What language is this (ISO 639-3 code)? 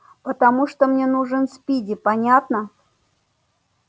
rus